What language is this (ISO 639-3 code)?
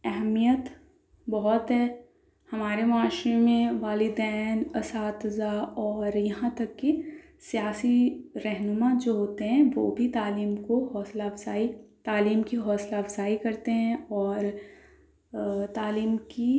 urd